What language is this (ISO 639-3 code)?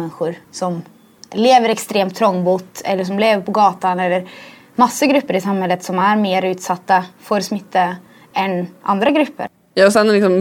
swe